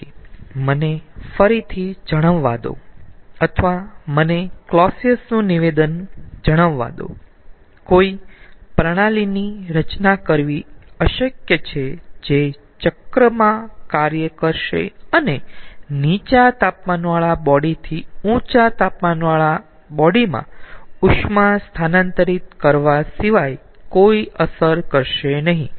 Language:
Gujarati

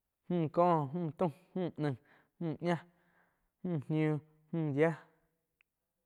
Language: Quiotepec Chinantec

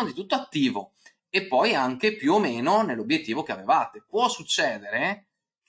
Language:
Italian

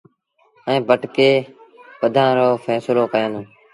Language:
Sindhi Bhil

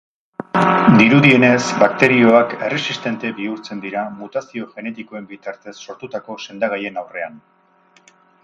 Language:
Basque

